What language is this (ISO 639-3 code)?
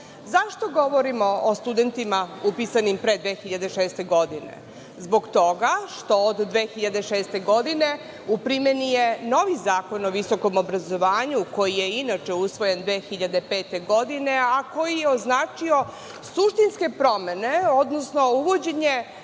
srp